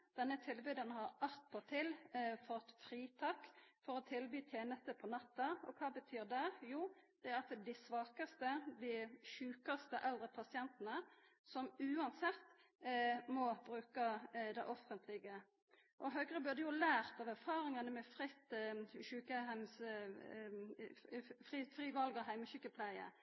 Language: Norwegian Nynorsk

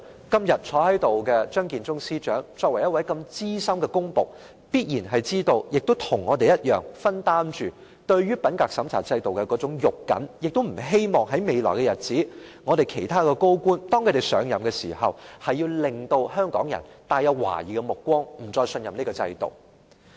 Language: Cantonese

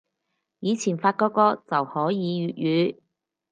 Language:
Cantonese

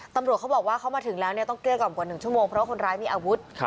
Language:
Thai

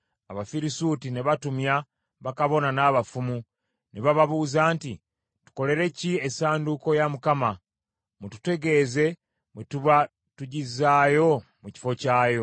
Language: Ganda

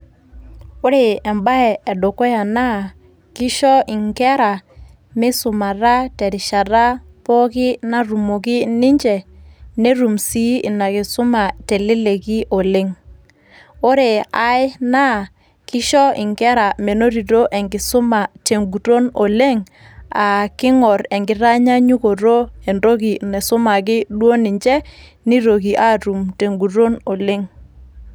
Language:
Masai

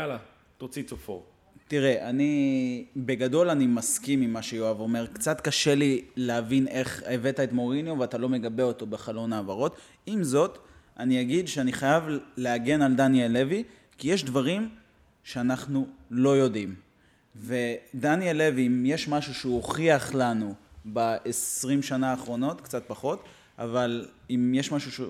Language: Hebrew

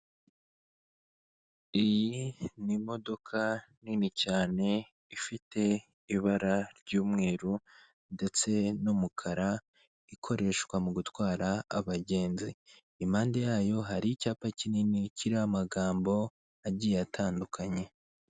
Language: Kinyarwanda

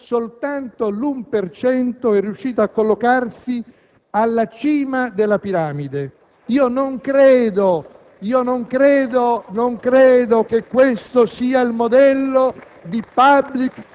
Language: Italian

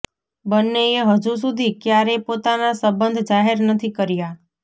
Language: Gujarati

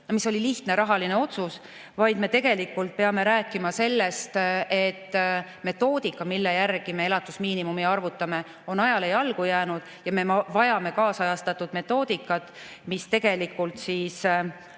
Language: Estonian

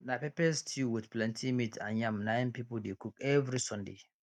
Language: Nigerian Pidgin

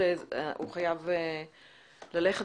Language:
Hebrew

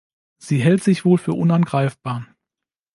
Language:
German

